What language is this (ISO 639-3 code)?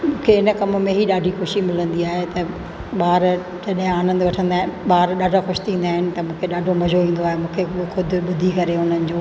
snd